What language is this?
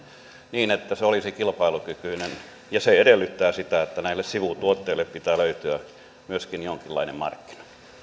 Finnish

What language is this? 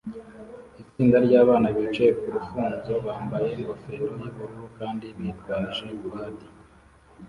Kinyarwanda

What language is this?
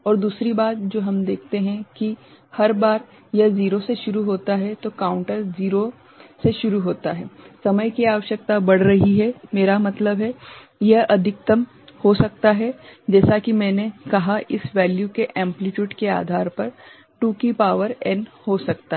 Hindi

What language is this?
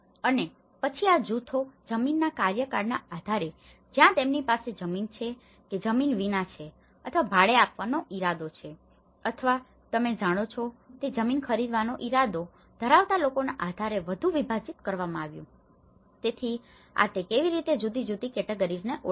Gujarati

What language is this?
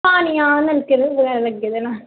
Dogri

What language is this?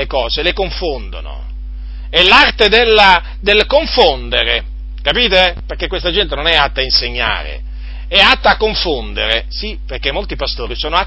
Italian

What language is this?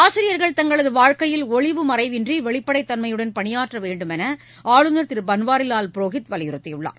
Tamil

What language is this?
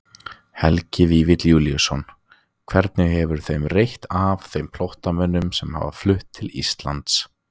Icelandic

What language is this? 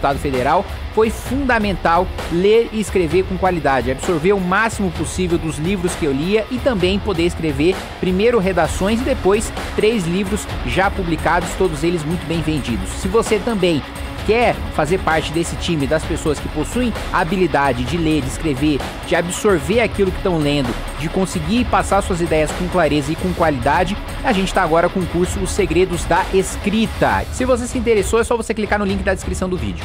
Portuguese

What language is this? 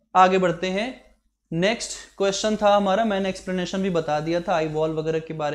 Hindi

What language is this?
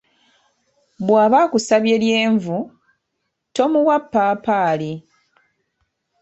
Ganda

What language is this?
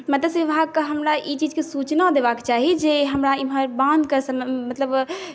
Maithili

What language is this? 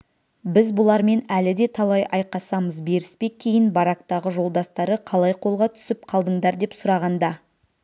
Kazakh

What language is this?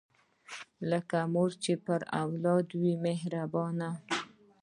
Pashto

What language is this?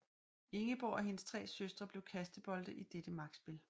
Danish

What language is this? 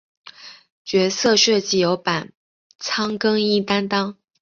Chinese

